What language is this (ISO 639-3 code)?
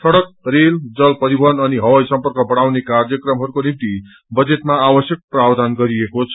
nep